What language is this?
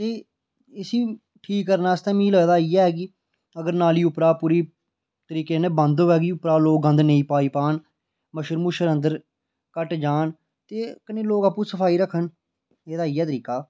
Dogri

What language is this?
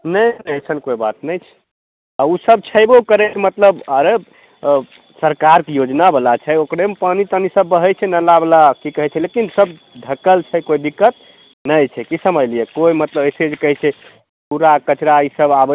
Maithili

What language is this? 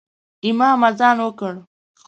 Pashto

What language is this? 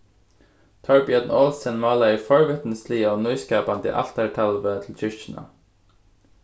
Faroese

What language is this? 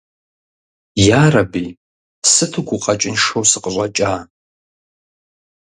Kabardian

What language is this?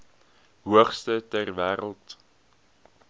Afrikaans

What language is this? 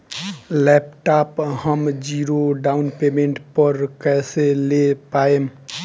Bhojpuri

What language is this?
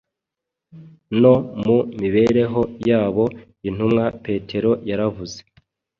Kinyarwanda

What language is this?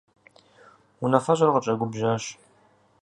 Kabardian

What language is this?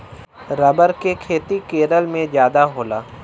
Bhojpuri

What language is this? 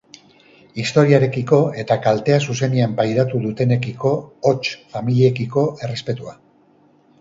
Basque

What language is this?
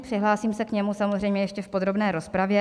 Czech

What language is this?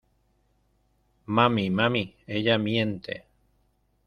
Spanish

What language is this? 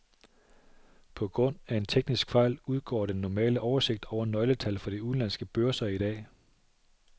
Danish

